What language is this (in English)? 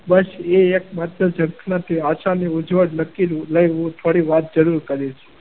Gujarati